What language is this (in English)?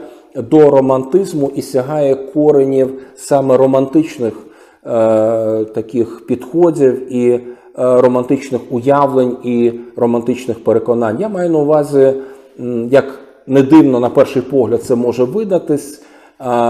Ukrainian